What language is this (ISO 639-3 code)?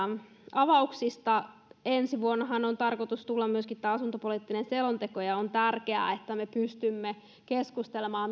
fin